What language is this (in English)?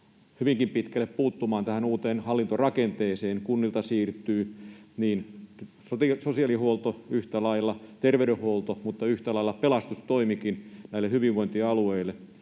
Finnish